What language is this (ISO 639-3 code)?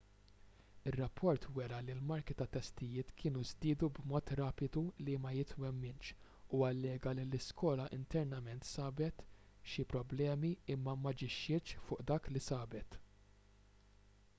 mlt